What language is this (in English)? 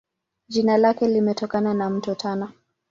Swahili